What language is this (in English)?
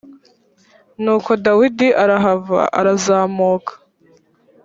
Kinyarwanda